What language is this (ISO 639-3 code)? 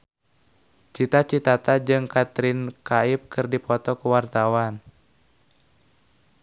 sun